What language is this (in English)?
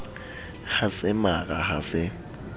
Southern Sotho